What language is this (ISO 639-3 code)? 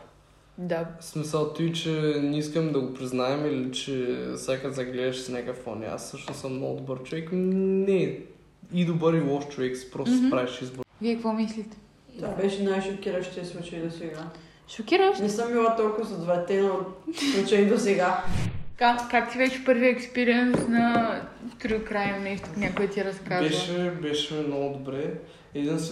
bul